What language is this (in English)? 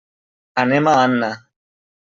Catalan